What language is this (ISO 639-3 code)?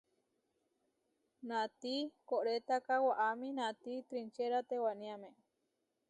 var